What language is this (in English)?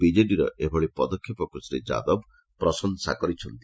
Odia